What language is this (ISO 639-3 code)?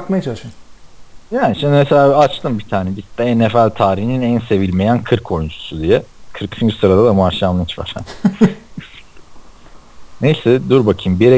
tur